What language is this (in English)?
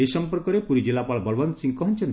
Odia